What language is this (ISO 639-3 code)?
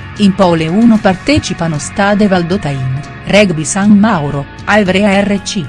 ita